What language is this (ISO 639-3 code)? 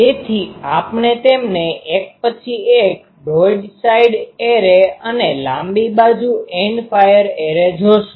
guj